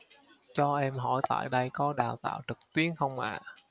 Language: Vietnamese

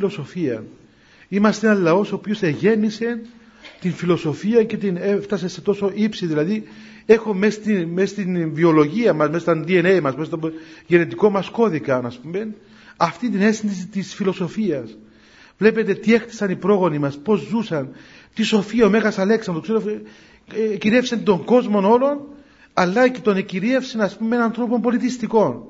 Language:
Greek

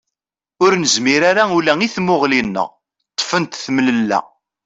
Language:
Kabyle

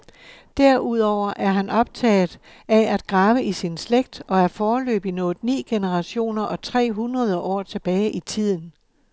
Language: Danish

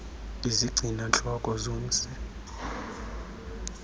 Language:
Xhosa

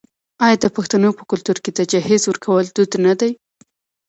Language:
Pashto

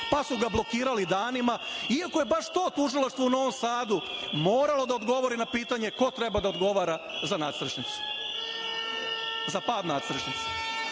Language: Serbian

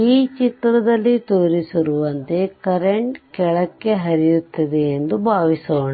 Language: Kannada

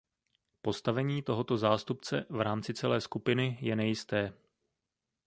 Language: Czech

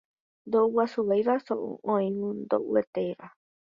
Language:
Guarani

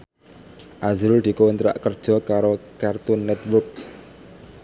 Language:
Javanese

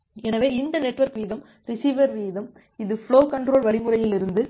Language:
Tamil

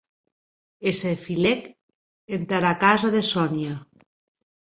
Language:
Occitan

